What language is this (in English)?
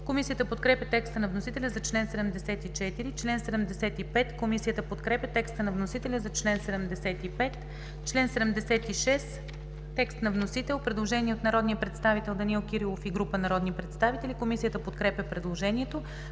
Bulgarian